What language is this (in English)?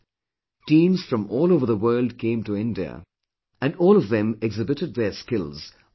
English